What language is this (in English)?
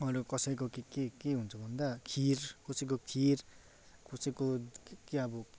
Nepali